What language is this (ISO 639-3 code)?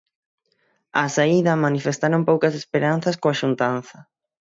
glg